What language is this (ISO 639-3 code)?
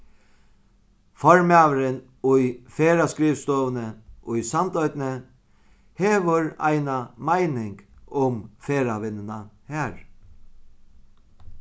fao